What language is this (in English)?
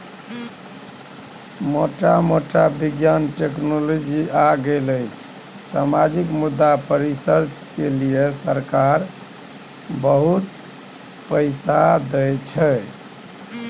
Maithili